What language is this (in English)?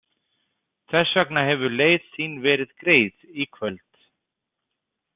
Icelandic